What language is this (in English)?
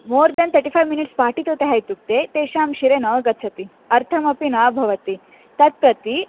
Sanskrit